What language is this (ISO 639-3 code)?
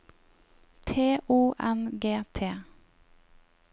nor